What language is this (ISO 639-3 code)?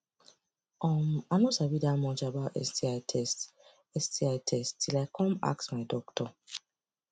pcm